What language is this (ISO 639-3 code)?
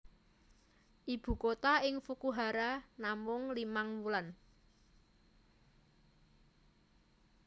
jav